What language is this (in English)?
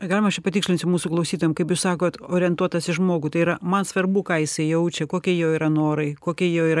Lithuanian